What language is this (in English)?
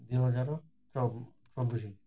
Odia